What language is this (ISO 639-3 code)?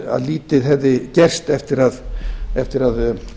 isl